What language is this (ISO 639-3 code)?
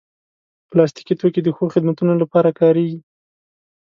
pus